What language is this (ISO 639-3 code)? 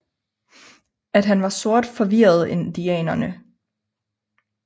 dan